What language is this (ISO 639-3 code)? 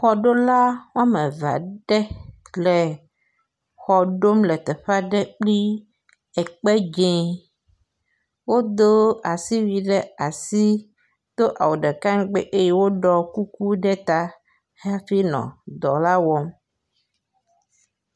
ewe